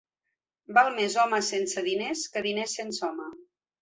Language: Catalan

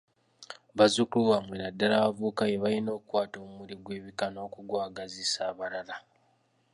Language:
Ganda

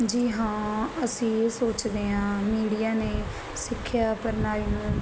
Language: Punjabi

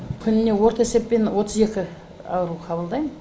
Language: Kazakh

